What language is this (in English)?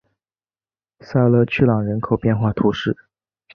Chinese